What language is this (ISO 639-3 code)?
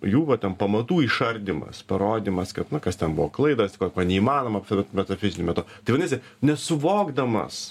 lit